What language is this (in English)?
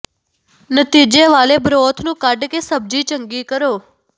Punjabi